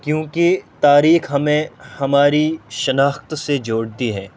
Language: Urdu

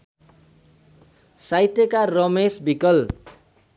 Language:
Nepali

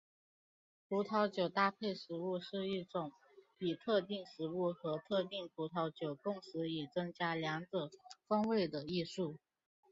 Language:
Chinese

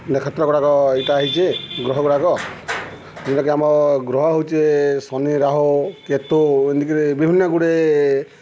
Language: Odia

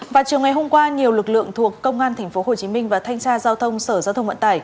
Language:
Vietnamese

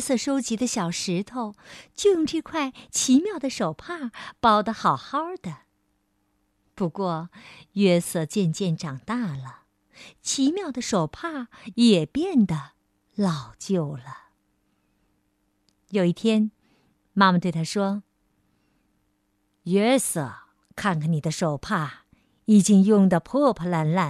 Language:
Chinese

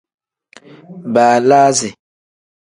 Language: Tem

